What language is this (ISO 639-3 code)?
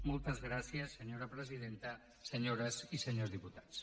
cat